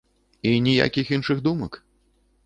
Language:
Belarusian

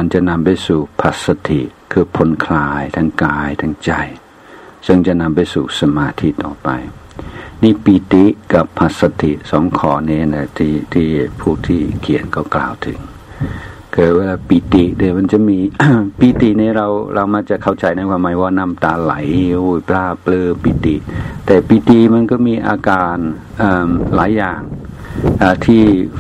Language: Thai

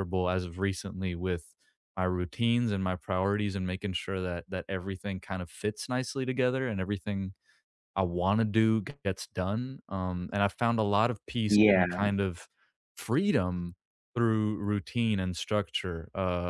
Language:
English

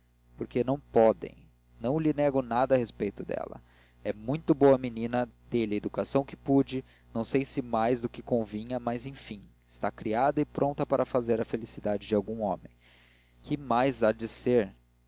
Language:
Portuguese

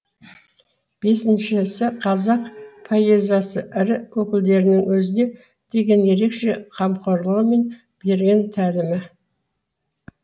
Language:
Kazakh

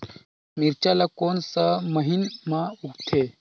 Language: Chhattisgarhi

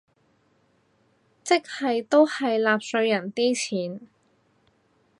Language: Cantonese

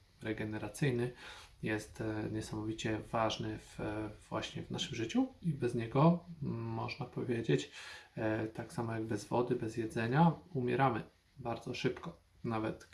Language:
Polish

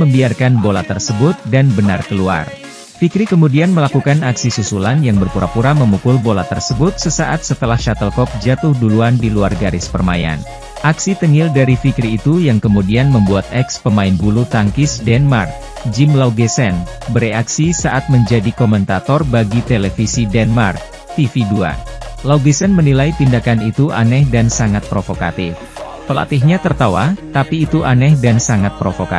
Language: Indonesian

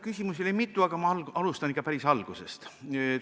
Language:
Estonian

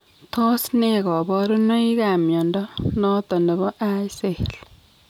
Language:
Kalenjin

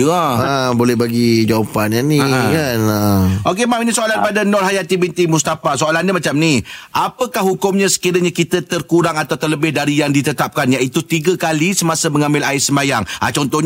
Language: Malay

